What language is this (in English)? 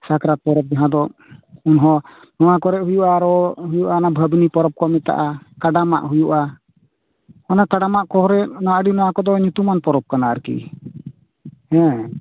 Santali